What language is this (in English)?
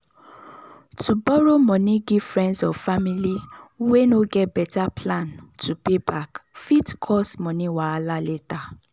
Nigerian Pidgin